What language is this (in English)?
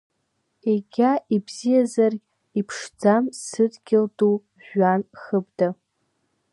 Abkhazian